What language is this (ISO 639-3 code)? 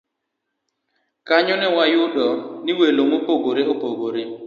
luo